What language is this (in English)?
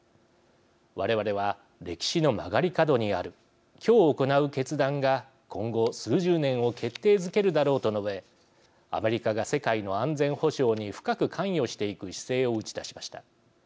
Japanese